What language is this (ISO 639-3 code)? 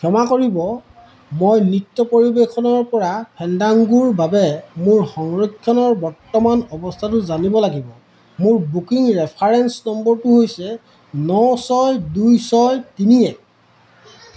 asm